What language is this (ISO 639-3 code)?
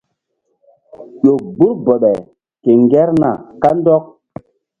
mdd